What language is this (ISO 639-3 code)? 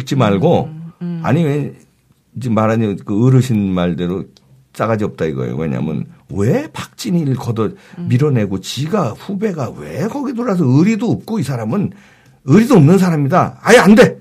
kor